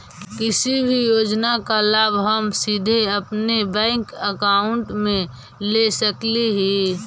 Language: Magahi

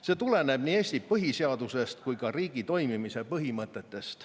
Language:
Estonian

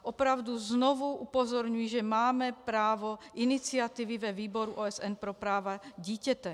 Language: Czech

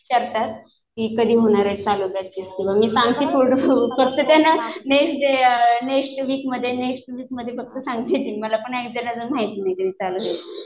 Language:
Marathi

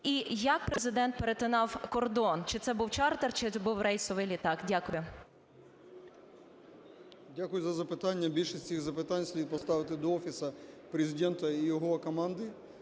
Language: Ukrainian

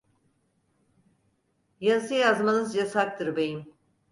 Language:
Turkish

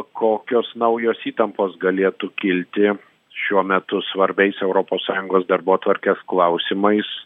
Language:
Lithuanian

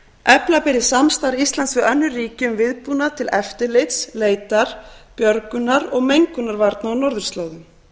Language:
Icelandic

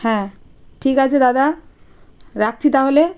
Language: Bangla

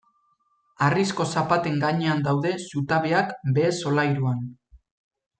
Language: Basque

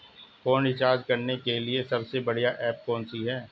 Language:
Hindi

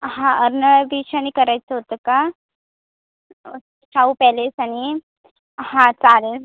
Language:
Marathi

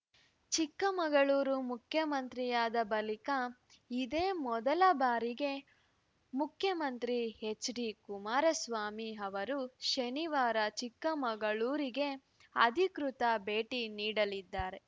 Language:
Kannada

